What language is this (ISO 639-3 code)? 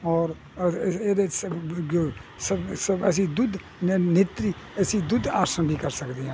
pan